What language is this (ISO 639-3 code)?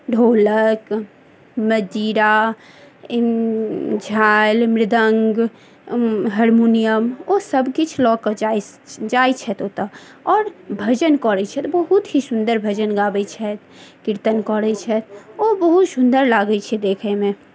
mai